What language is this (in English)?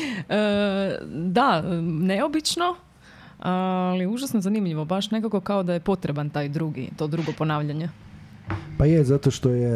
Croatian